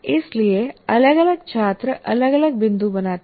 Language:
Hindi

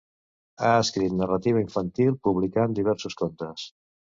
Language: Catalan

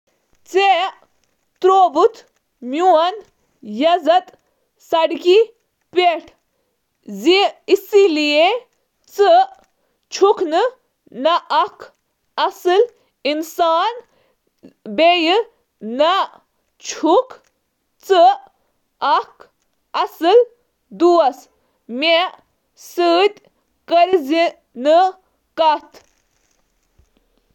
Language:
Kashmiri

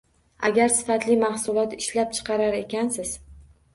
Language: Uzbek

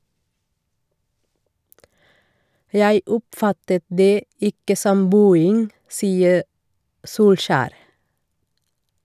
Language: Norwegian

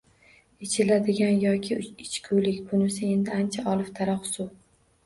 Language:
Uzbek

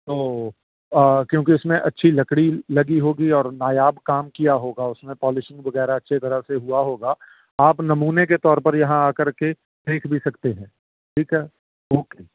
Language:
Urdu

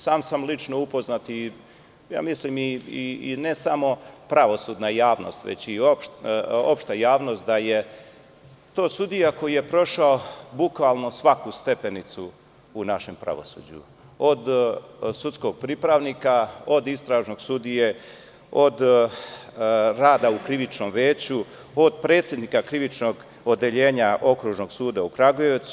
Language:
Serbian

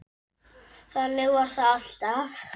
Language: Icelandic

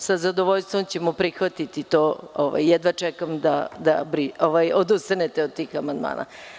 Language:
Serbian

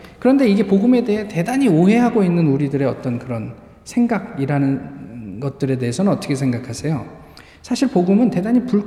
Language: Korean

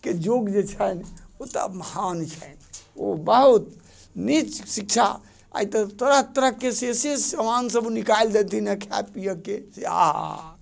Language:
Maithili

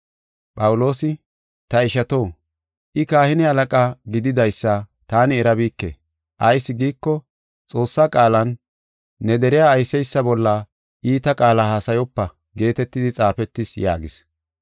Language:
Gofa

